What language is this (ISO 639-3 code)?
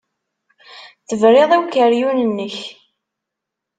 kab